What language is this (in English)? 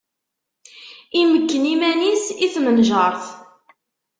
Kabyle